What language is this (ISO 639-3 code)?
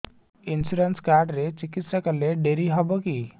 ori